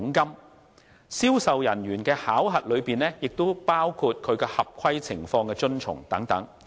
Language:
Cantonese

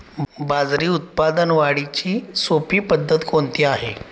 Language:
Marathi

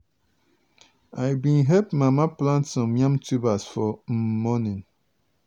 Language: Nigerian Pidgin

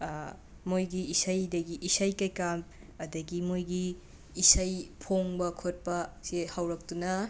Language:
Manipuri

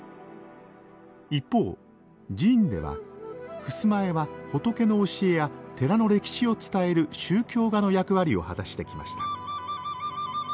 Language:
Japanese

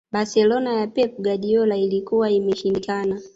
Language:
Swahili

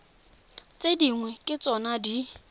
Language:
Tswana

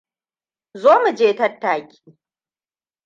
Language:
Hausa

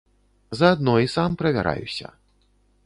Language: Belarusian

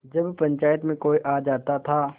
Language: Hindi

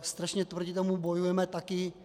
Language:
Czech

